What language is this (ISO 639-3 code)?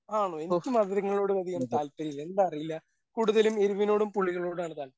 mal